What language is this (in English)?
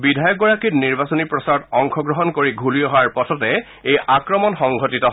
Assamese